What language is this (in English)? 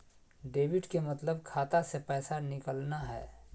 Magahi